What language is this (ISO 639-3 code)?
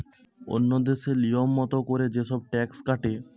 ben